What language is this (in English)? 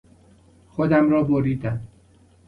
Persian